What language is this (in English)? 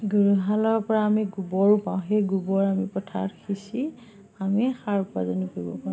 Assamese